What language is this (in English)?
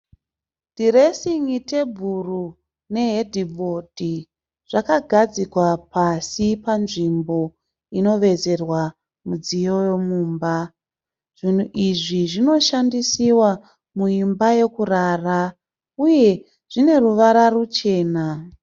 Shona